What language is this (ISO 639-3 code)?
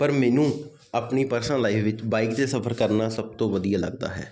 pan